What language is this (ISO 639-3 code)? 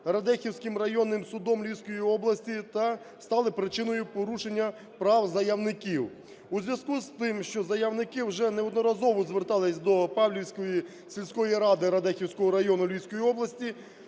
ukr